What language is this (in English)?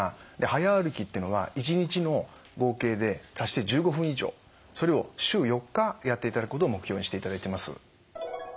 Japanese